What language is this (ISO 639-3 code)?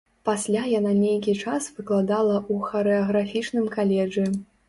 bel